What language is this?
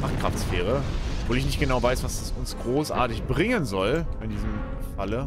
German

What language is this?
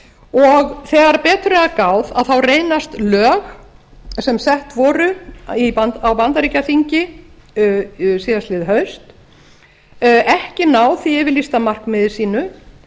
Icelandic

